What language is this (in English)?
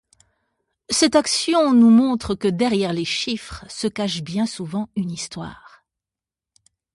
French